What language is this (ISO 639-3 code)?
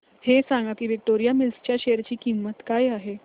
mar